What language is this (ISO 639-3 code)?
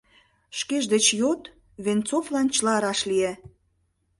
chm